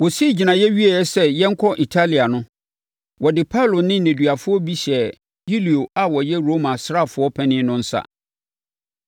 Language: Akan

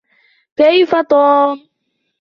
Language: Arabic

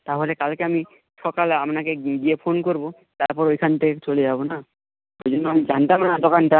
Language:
Bangla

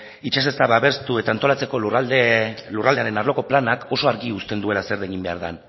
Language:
Basque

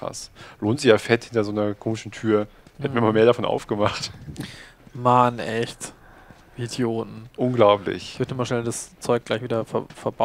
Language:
German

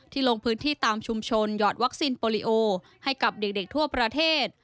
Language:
Thai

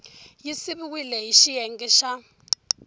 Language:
Tsonga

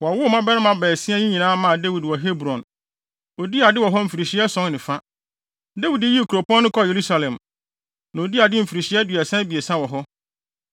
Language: Akan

